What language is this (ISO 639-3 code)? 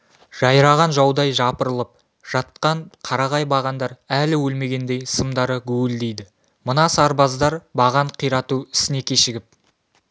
kaz